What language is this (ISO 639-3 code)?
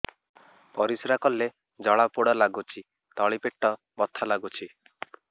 ori